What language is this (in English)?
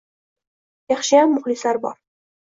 Uzbek